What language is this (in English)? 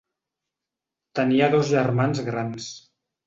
Catalan